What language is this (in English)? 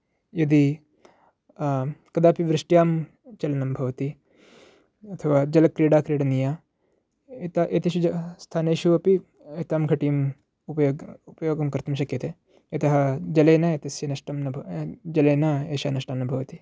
Sanskrit